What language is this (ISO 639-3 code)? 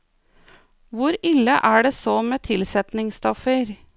nor